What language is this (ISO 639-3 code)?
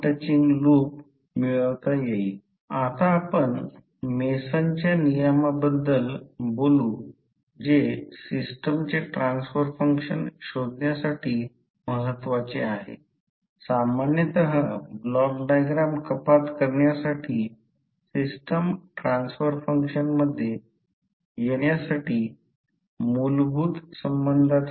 mar